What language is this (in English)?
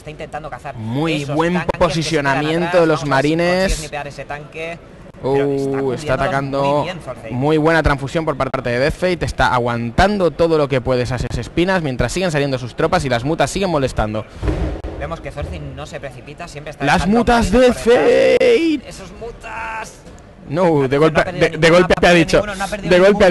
Spanish